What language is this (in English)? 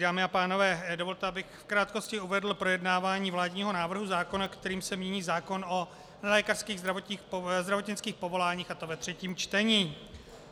Czech